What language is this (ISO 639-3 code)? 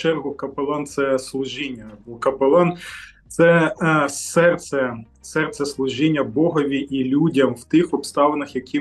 ukr